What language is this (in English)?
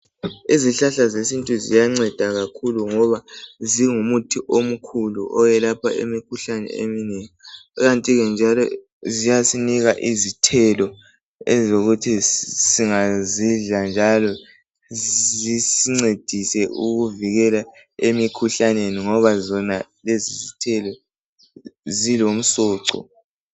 North Ndebele